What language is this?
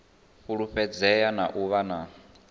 Venda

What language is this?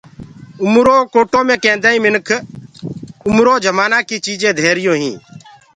Gurgula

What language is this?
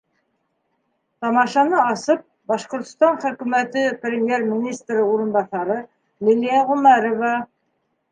Bashkir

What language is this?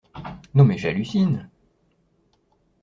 French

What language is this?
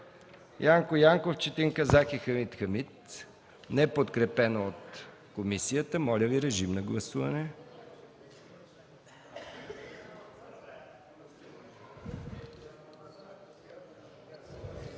Bulgarian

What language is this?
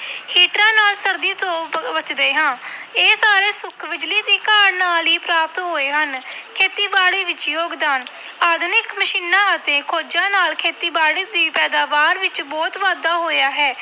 Punjabi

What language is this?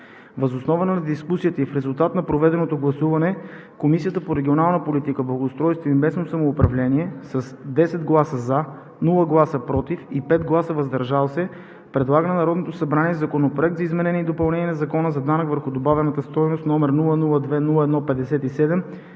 Bulgarian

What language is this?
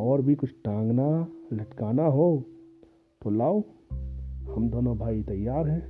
Hindi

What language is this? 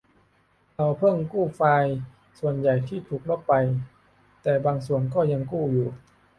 Thai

